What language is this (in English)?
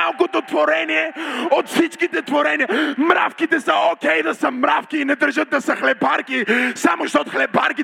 Bulgarian